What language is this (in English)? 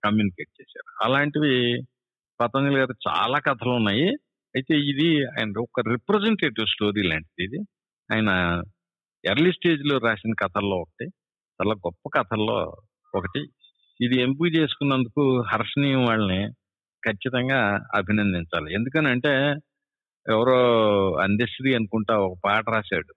Telugu